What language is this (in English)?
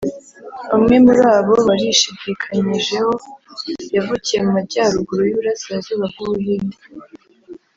Kinyarwanda